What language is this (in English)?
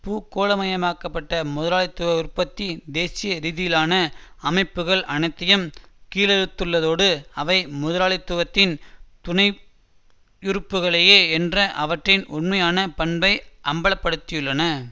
Tamil